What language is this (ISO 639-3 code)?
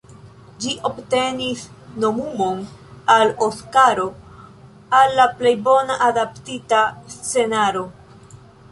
epo